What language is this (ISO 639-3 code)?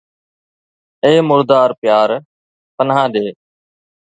snd